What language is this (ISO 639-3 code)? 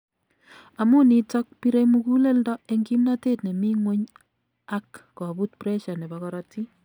kln